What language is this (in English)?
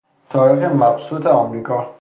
Persian